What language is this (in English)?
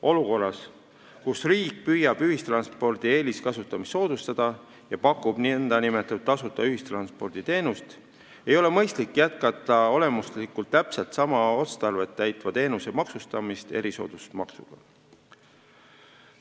Estonian